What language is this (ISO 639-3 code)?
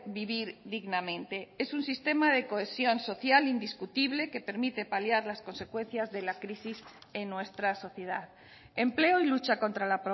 spa